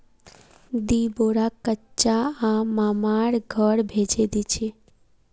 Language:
Magahi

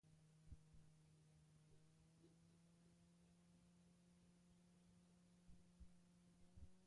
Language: Basque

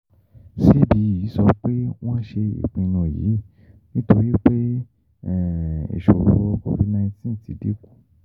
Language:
Yoruba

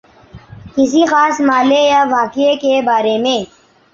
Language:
Urdu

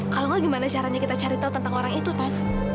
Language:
Indonesian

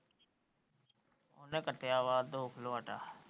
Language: Punjabi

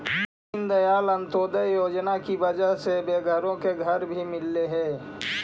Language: Magahi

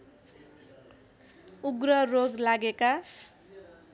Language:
Nepali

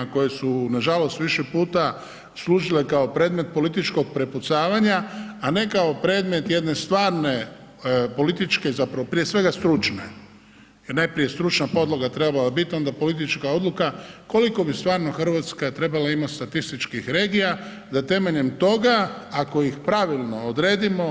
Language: Croatian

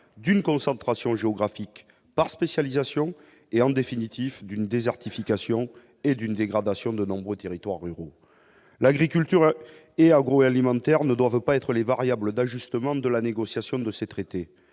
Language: French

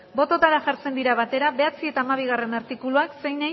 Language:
Basque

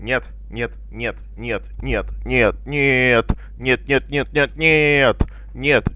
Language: Russian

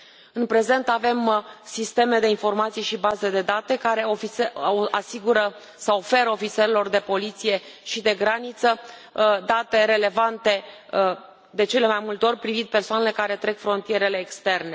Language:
Romanian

